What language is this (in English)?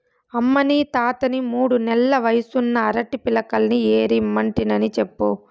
Telugu